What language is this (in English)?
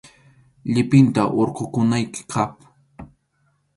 Arequipa-La Unión Quechua